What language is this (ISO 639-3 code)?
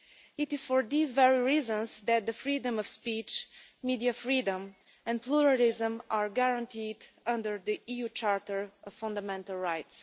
eng